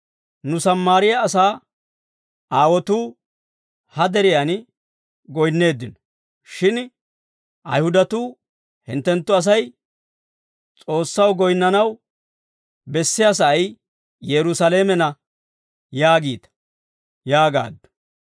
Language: Dawro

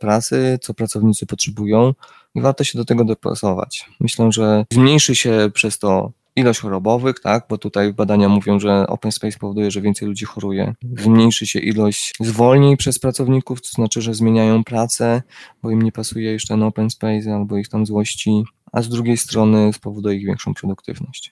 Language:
Polish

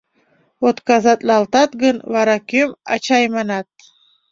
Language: Mari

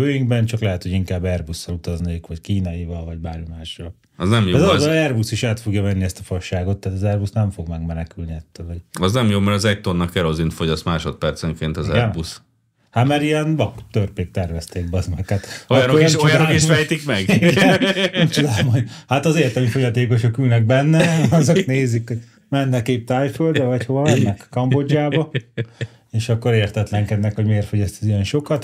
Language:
Hungarian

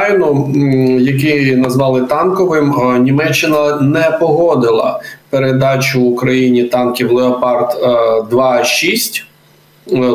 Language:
Ukrainian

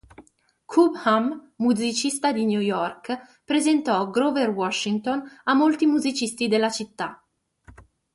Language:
Italian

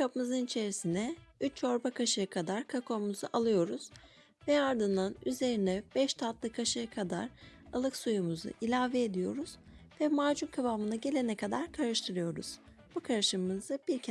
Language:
Turkish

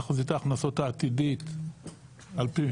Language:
Hebrew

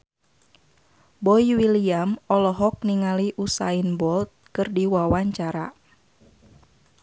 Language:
Sundanese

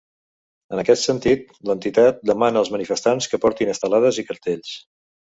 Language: Catalan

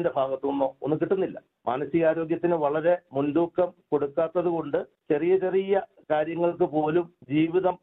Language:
Malayalam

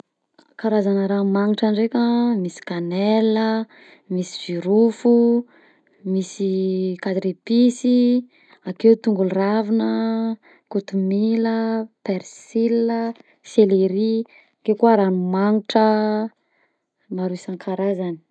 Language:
Southern Betsimisaraka Malagasy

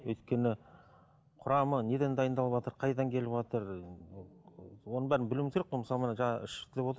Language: Kazakh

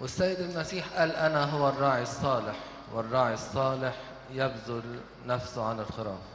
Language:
Arabic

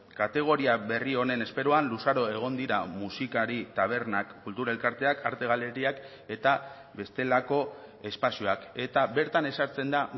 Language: Basque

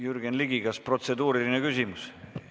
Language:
Estonian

